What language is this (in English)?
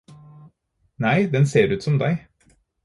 Norwegian Bokmål